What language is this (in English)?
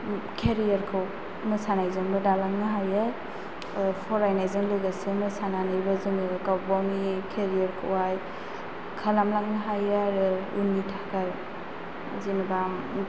Bodo